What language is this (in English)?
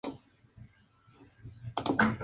Spanish